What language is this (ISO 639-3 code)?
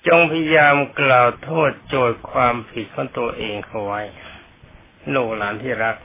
tha